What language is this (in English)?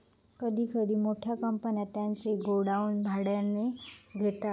Marathi